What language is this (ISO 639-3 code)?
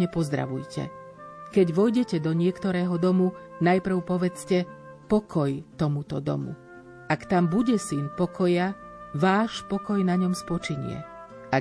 slk